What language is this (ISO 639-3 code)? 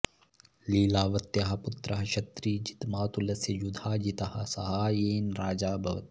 san